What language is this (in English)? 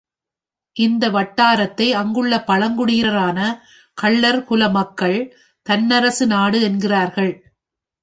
Tamil